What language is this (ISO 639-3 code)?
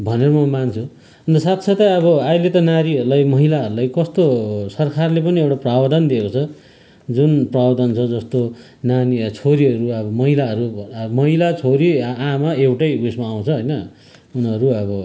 nep